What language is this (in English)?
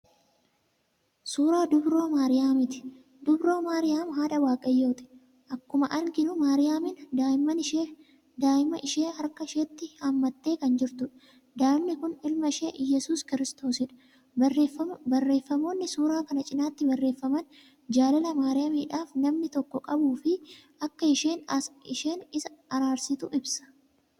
Oromo